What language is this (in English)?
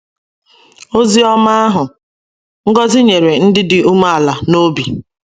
Igbo